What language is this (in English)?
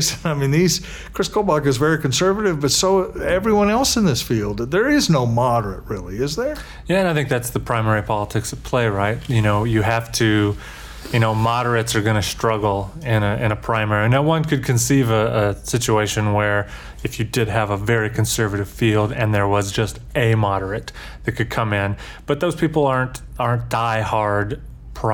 English